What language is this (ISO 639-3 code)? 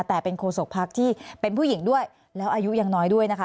tha